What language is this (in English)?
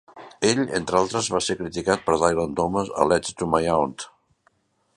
Catalan